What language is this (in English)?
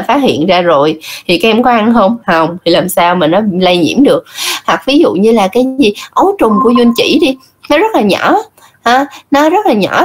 Vietnamese